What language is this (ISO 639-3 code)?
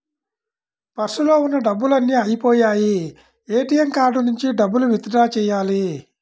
tel